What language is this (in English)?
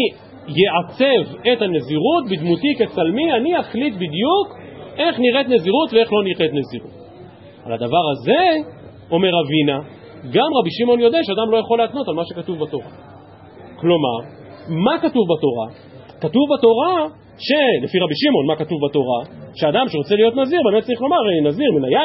Hebrew